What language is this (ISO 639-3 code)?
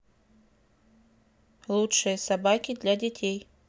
rus